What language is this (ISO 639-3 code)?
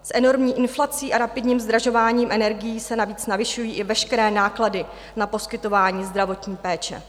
ces